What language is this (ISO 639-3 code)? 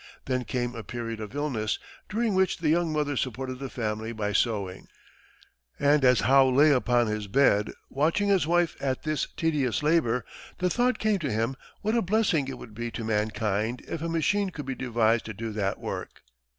eng